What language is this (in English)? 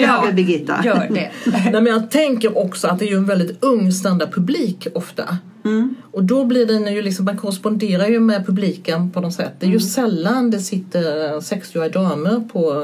Swedish